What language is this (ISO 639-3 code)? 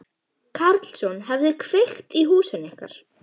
isl